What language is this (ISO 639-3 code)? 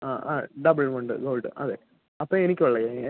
mal